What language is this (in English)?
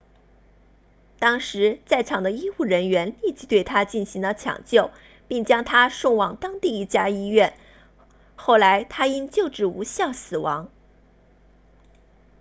Chinese